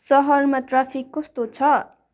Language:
Nepali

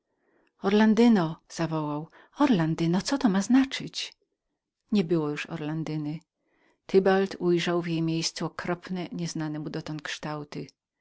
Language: Polish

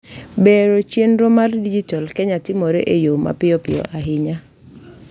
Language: Luo (Kenya and Tanzania)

